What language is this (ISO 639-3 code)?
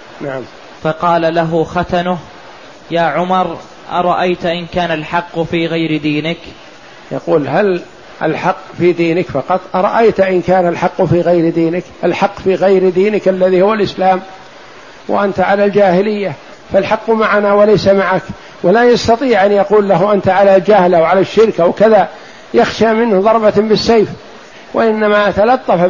ara